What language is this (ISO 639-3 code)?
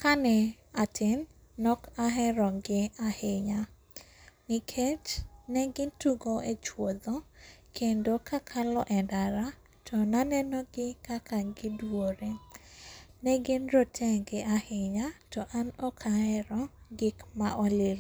luo